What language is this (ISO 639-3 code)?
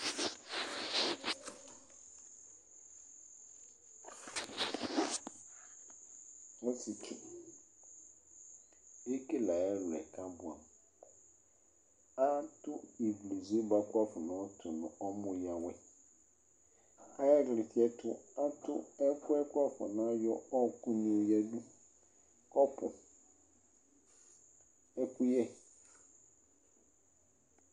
kpo